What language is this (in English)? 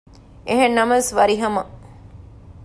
Divehi